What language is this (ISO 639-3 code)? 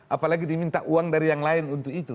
ind